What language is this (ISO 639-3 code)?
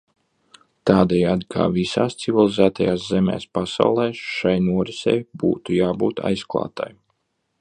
lav